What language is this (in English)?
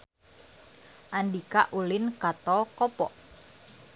Sundanese